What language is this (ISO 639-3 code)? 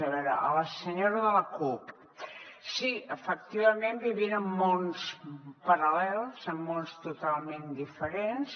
cat